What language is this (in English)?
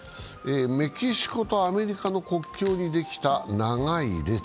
Japanese